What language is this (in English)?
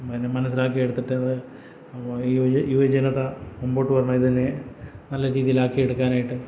Malayalam